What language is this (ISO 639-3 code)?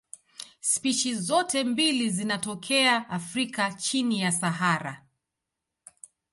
swa